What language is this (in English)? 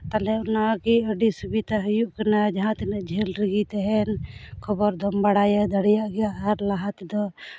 Santali